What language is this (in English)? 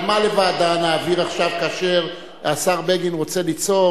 Hebrew